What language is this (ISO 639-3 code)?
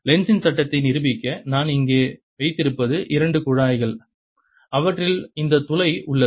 tam